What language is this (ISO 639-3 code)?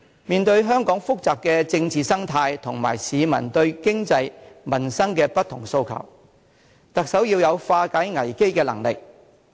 yue